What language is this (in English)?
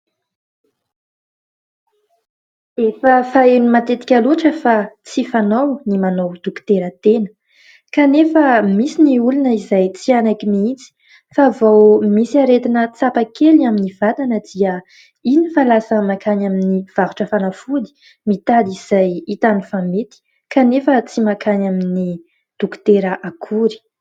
Malagasy